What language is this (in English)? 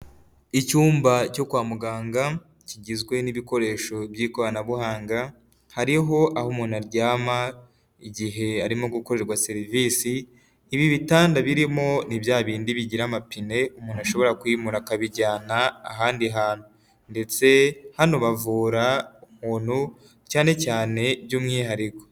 Kinyarwanda